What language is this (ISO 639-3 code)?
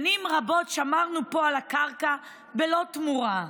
heb